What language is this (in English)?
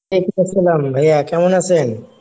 Bangla